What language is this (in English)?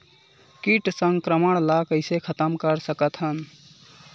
Chhattisgarhi